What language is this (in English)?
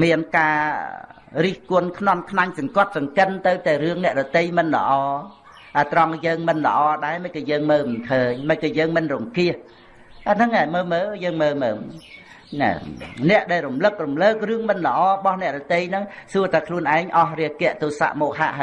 Vietnamese